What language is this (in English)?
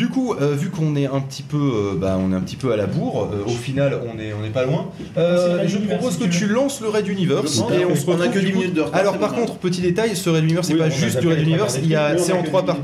French